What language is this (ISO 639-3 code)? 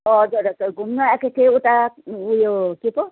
nep